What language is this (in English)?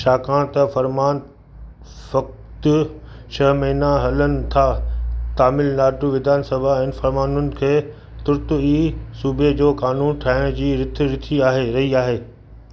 Sindhi